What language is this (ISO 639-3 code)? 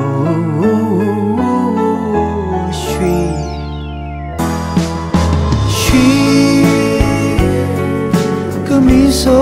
kor